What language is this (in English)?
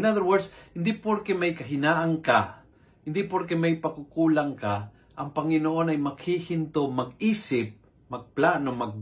Filipino